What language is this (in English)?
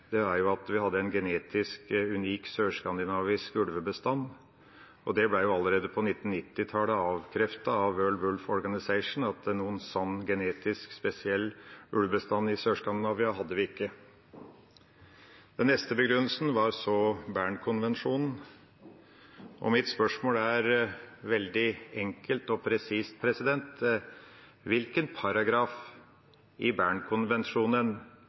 Norwegian Bokmål